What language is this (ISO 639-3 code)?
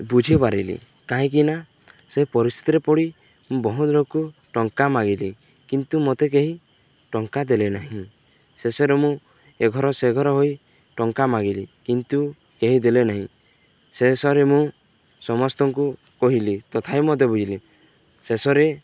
ori